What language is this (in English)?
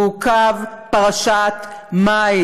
Hebrew